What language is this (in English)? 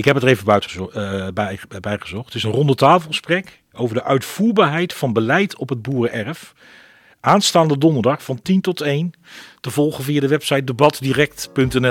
Dutch